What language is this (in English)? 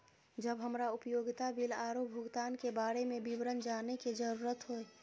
Maithili